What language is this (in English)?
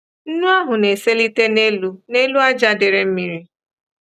Igbo